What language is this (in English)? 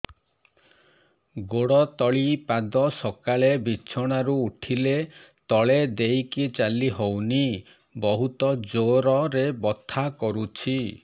Odia